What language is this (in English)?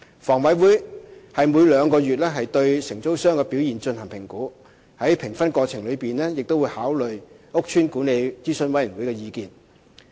Cantonese